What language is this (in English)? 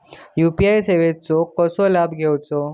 Marathi